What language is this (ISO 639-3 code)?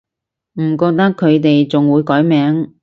yue